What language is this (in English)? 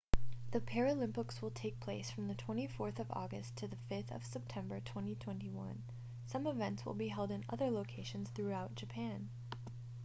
English